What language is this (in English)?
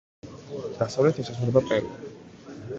Georgian